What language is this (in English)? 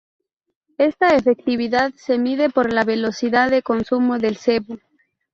Spanish